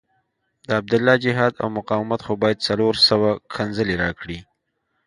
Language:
Pashto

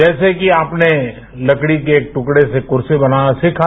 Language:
Hindi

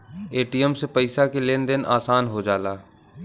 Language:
Bhojpuri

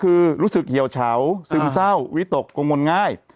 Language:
Thai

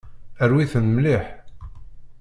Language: Kabyle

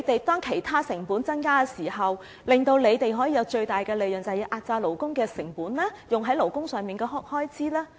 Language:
Cantonese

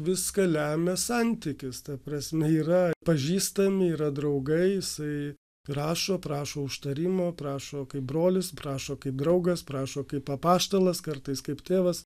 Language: Lithuanian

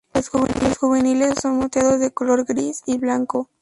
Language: Spanish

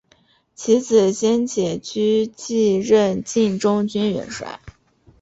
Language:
Chinese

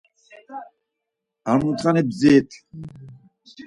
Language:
Laz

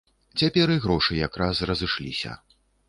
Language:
Belarusian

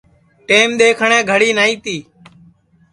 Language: Sansi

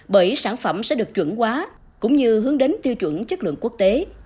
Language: Vietnamese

